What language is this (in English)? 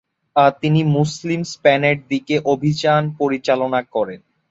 Bangla